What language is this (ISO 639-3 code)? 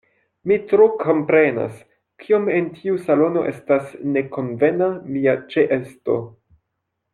epo